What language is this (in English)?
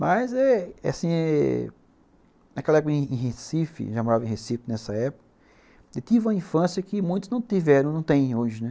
Portuguese